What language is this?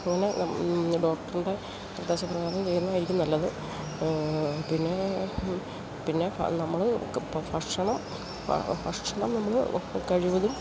Malayalam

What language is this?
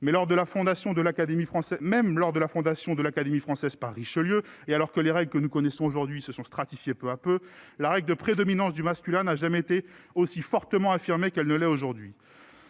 French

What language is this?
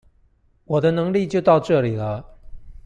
Chinese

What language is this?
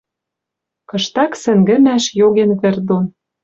Western Mari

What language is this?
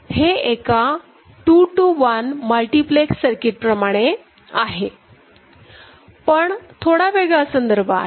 Marathi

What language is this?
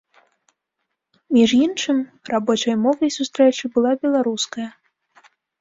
Belarusian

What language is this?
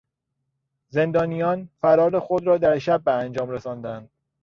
Persian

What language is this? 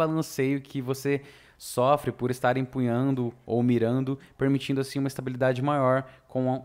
Portuguese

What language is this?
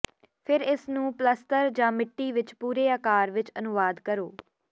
Punjabi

